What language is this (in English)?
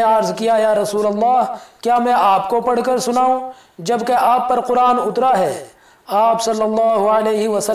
Arabic